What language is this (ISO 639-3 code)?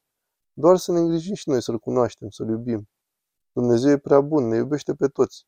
ron